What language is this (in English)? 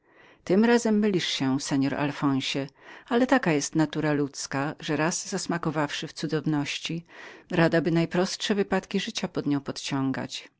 Polish